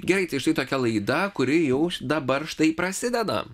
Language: Lithuanian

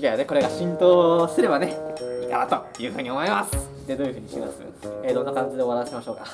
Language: Japanese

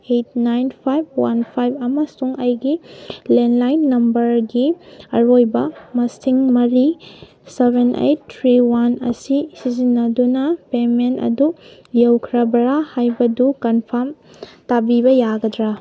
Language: Manipuri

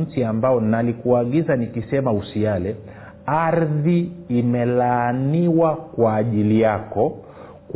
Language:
Swahili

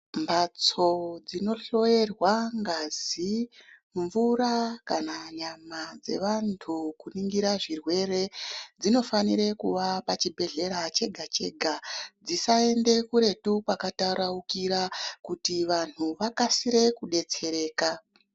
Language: Ndau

